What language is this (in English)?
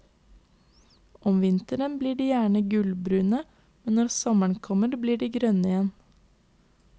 Norwegian